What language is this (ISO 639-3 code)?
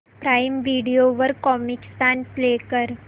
mar